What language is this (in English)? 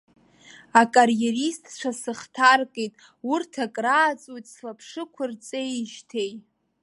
Abkhazian